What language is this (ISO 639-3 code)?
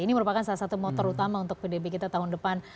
ind